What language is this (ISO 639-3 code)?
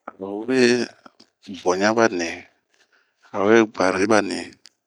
bmq